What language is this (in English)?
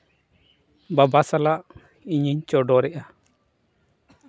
Santali